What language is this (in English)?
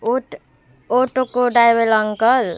Nepali